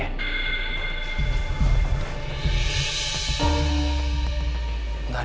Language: Indonesian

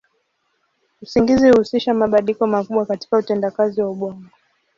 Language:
Swahili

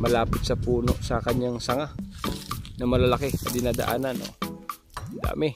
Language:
Filipino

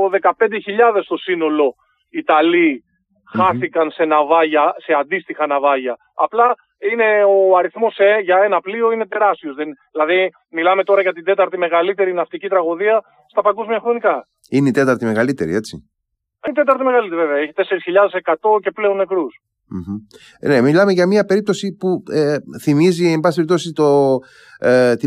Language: Greek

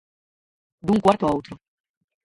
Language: Galician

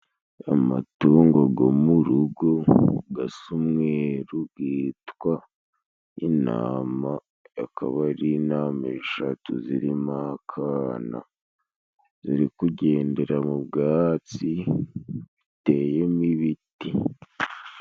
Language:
Kinyarwanda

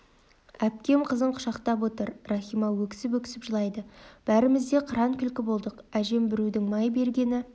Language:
Kazakh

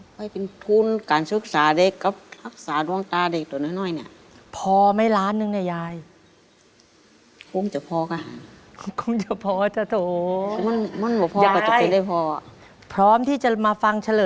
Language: Thai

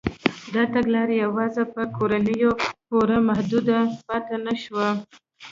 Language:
Pashto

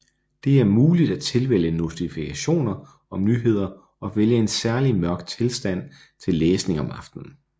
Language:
Danish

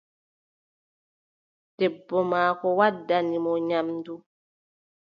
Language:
Adamawa Fulfulde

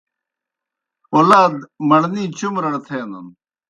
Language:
Kohistani Shina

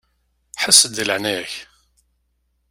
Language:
Kabyle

